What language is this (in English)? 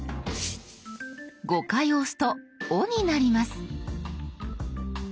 Japanese